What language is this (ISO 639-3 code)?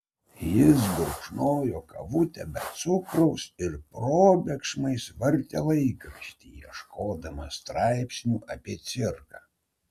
lit